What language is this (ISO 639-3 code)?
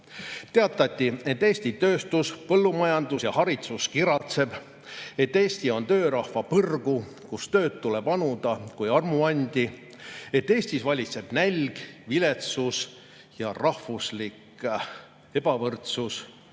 est